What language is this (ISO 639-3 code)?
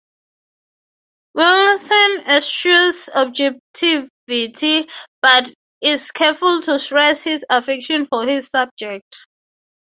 eng